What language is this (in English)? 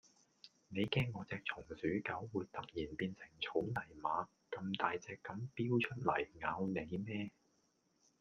Cantonese